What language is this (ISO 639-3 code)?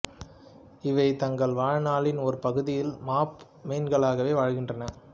tam